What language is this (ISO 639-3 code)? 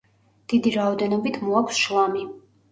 kat